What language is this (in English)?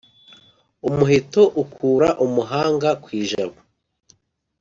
Kinyarwanda